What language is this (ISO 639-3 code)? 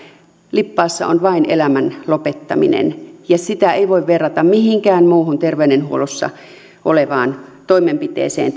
fin